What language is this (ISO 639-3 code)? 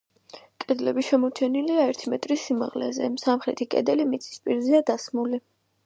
kat